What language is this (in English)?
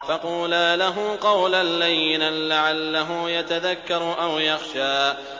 Arabic